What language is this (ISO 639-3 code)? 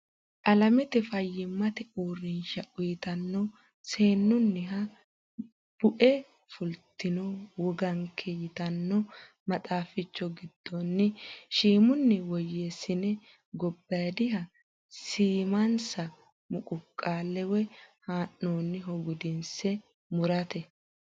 sid